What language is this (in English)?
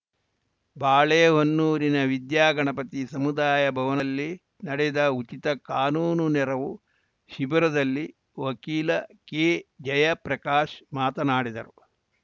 Kannada